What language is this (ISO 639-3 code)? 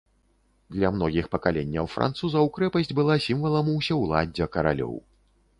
bel